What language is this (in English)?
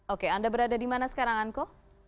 Indonesian